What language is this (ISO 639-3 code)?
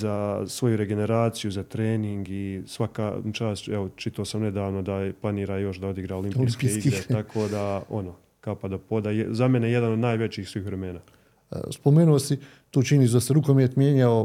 hrv